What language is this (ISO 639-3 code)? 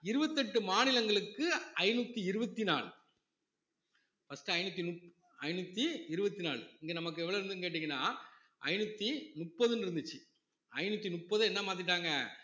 tam